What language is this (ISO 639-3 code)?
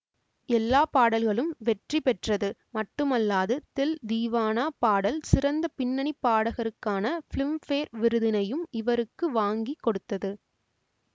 tam